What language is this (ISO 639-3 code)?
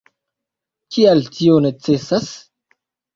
epo